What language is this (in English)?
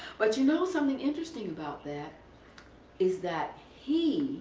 English